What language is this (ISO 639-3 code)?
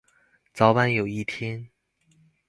zho